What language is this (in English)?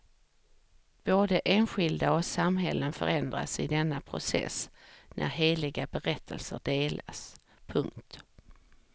Swedish